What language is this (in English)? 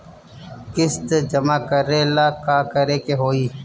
Bhojpuri